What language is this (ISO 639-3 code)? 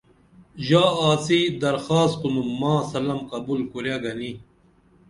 dml